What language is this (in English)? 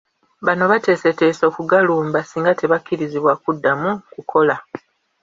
Ganda